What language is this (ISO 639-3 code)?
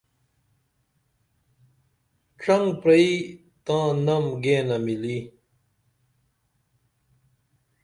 dml